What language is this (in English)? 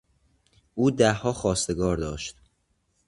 Persian